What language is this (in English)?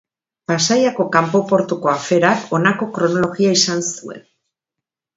Basque